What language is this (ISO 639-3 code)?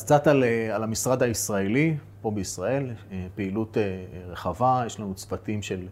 heb